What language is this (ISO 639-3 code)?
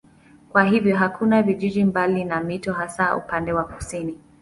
swa